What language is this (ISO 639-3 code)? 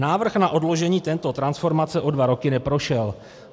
ces